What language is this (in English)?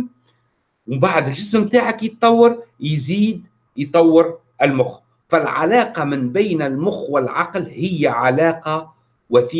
Arabic